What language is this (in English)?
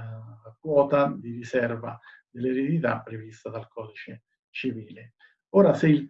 Italian